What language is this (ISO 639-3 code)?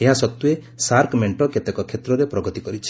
ori